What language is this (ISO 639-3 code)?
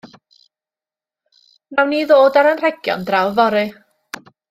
cym